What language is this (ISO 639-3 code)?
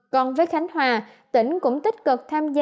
vie